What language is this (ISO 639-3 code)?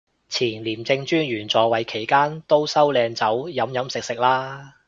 yue